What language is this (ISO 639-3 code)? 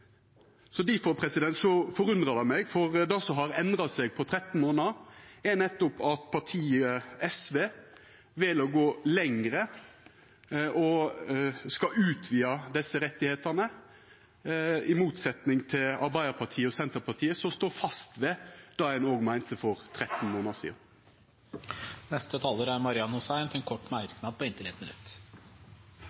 nor